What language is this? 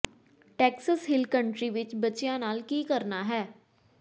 Punjabi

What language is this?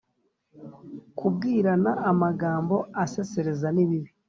Kinyarwanda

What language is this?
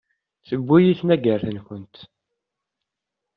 Kabyle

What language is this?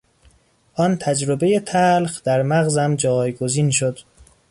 Persian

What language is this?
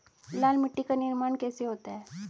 Hindi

